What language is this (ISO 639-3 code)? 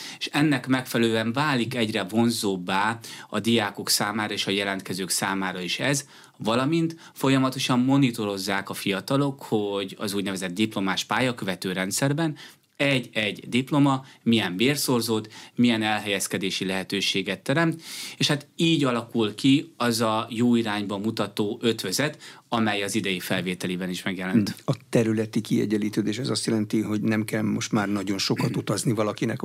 hun